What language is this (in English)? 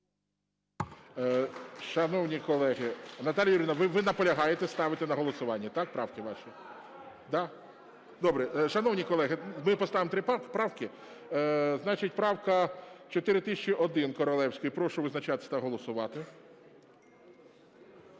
Ukrainian